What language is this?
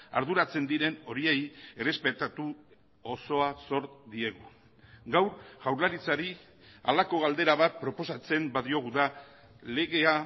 Basque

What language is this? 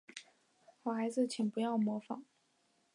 Chinese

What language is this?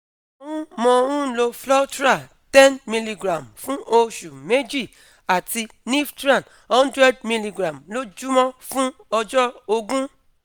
Yoruba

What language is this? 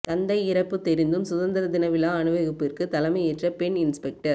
Tamil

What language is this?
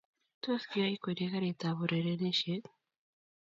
Kalenjin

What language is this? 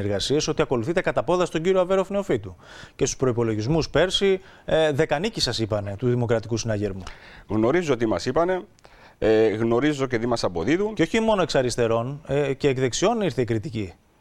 Greek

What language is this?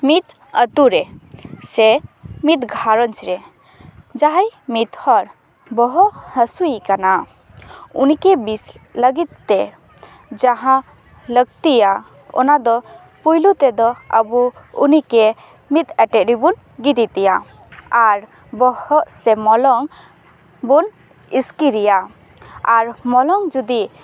Santali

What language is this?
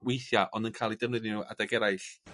Welsh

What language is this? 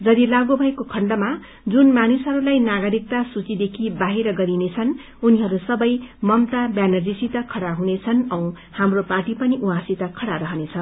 Nepali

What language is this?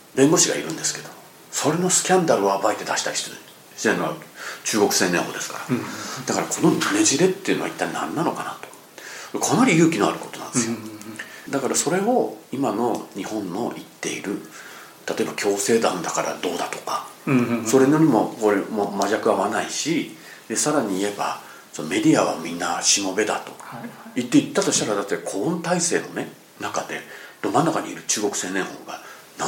Japanese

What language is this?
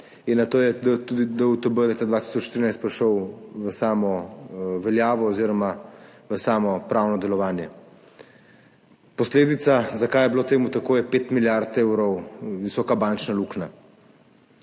Slovenian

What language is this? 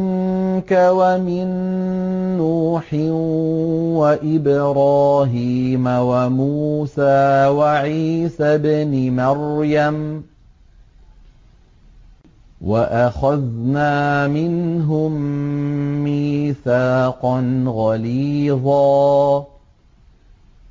Arabic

